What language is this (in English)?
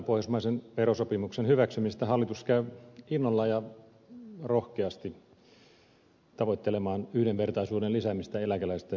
Finnish